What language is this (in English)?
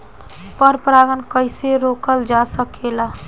Bhojpuri